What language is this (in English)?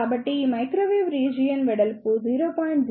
Telugu